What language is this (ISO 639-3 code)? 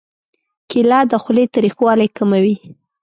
pus